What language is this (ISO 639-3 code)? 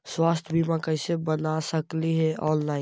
mag